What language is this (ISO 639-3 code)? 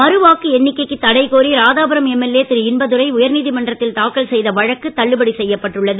tam